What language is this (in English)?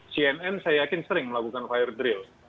Indonesian